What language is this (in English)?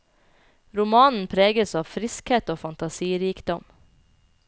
Norwegian